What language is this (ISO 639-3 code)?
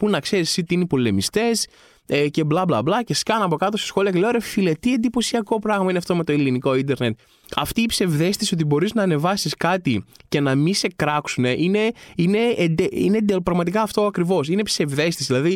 ell